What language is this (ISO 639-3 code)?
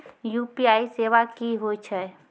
mai